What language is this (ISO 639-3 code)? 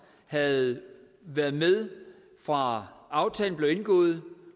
dan